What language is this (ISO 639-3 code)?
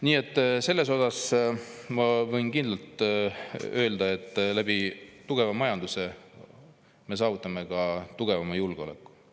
est